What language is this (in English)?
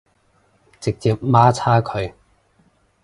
Cantonese